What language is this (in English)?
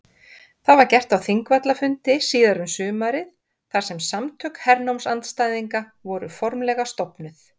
Icelandic